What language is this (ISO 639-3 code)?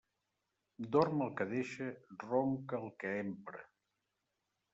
cat